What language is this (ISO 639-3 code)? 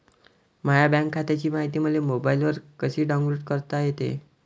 mar